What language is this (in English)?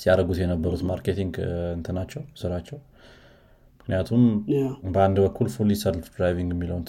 Amharic